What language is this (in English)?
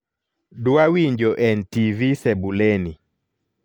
Luo (Kenya and Tanzania)